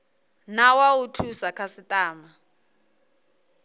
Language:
Venda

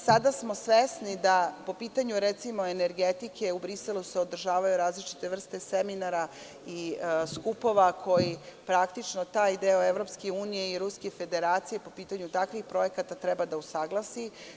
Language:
Serbian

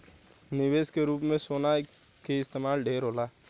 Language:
Bhojpuri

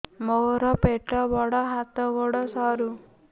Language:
Odia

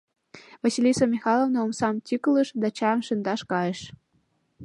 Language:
Mari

